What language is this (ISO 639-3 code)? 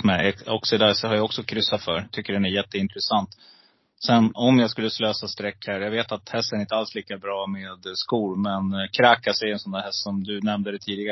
swe